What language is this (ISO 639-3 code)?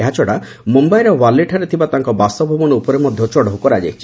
ori